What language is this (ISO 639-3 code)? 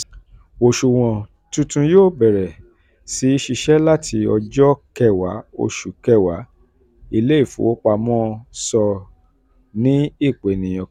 yor